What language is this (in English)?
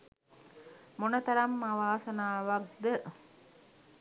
Sinhala